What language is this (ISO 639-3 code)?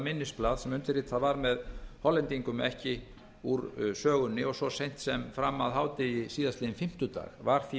isl